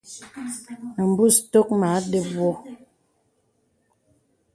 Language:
Bebele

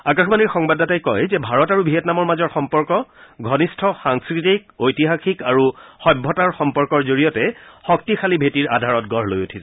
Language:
Assamese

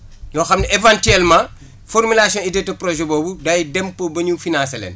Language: Wolof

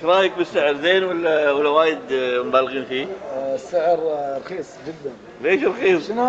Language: Arabic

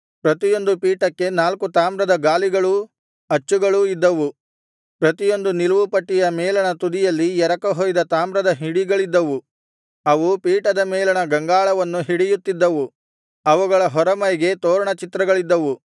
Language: Kannada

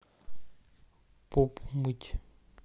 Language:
Russian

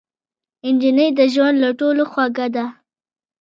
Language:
Pashto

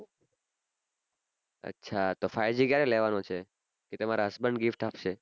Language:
Gujarati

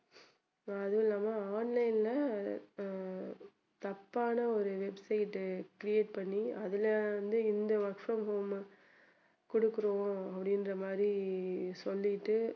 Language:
Tamil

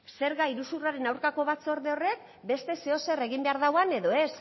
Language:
Basque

